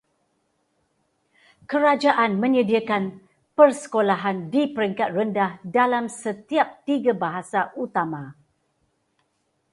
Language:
Malay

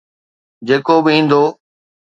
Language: Sindhi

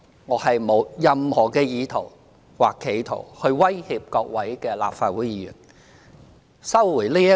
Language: Cantonese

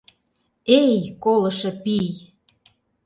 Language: Mari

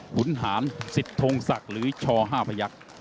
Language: Thai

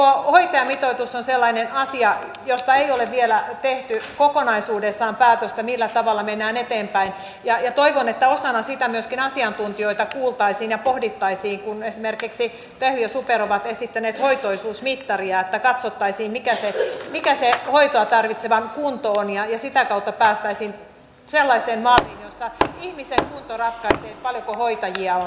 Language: Finnish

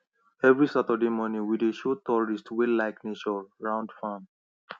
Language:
Nigerian Pidgin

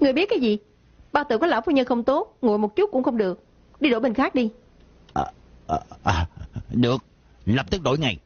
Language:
Vietnamese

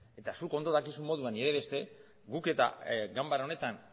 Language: Basque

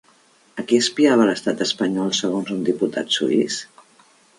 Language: Catalan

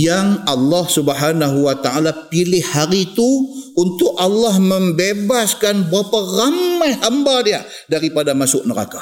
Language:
Malay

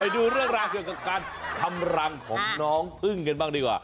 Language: Thai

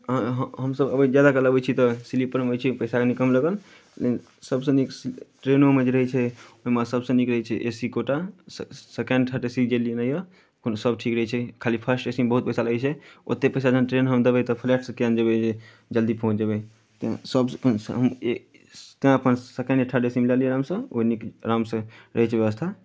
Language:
Maithili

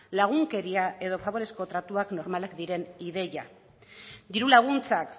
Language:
Basque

